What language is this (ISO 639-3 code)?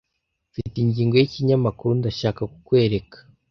kin